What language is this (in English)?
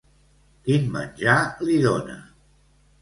Catalan